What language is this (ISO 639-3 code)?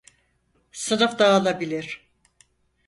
tur